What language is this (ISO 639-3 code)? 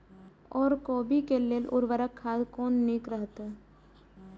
mai